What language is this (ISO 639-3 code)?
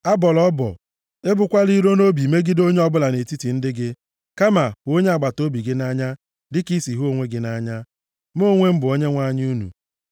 ibo